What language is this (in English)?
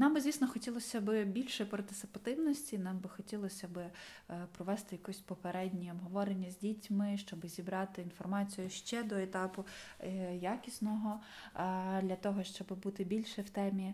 Ukrainian